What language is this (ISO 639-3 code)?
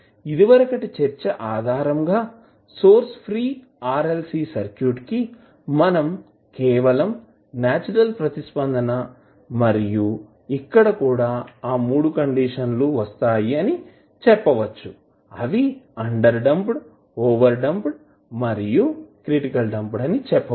tel